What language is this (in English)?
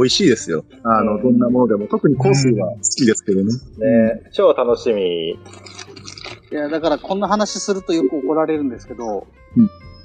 Japanese